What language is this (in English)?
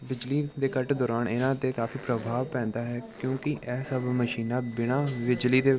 Punjabi